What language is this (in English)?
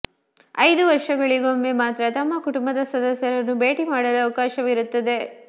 Kannada